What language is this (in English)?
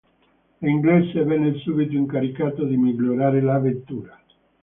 Italian